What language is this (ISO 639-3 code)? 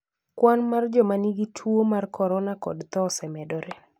luo